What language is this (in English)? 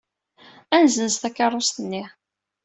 Kabyle